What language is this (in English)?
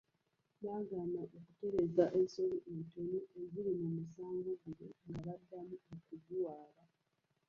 Ganda